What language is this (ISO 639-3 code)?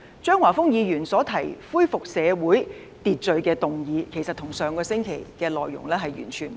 yue